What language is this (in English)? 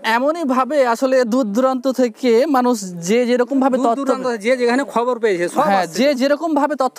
Hindi